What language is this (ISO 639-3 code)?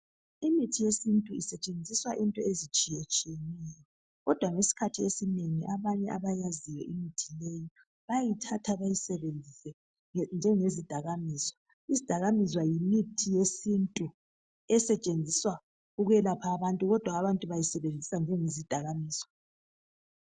nde